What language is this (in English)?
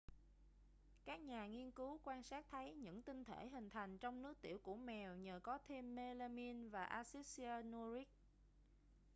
Vietnamese